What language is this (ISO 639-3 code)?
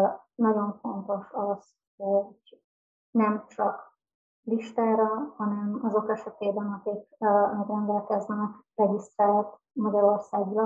hun